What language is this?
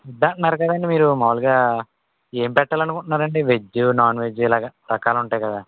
Telugu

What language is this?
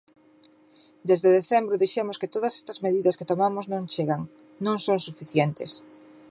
Galician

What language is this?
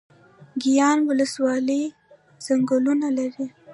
Pashto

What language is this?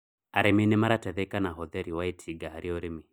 Kikuyu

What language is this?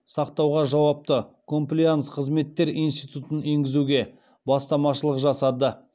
Kazakh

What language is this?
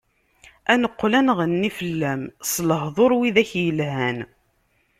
Kabyle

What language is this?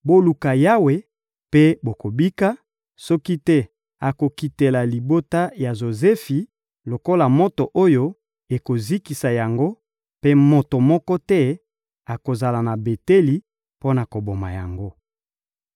Lingala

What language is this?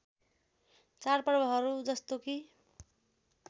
Nepali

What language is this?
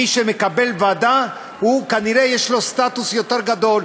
Hebrew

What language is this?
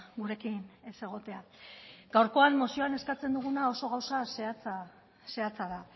Basque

